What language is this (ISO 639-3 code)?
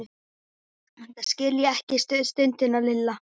isl